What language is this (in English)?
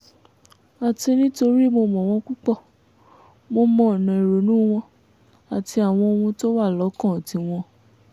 Yoruba